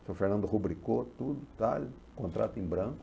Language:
Portuguese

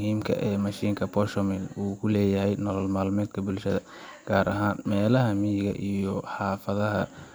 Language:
Somali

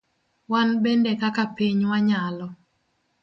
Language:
Luo (Kenya and Tanzania)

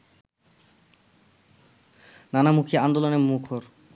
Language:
Bangla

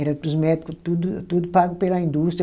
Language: Portuguese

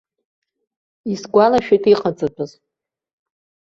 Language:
Abkhazian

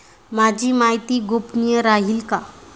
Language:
Marathi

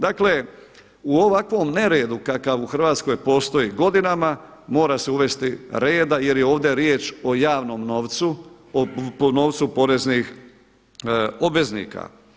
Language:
Croatian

